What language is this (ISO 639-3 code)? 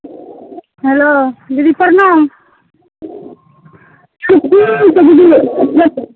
mai